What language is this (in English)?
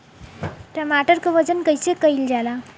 Bhojpuri